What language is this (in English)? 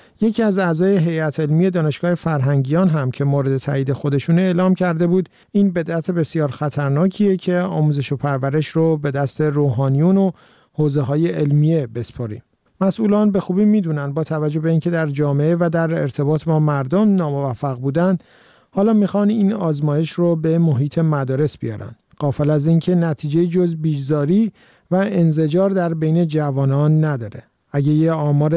Persian